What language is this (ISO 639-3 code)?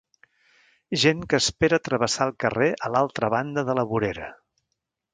cat